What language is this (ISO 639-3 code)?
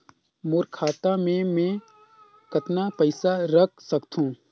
hne